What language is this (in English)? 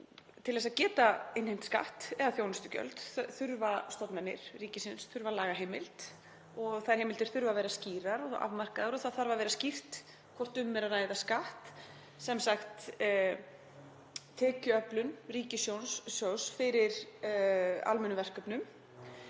Icelandic